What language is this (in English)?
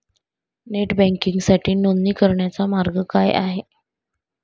Marathi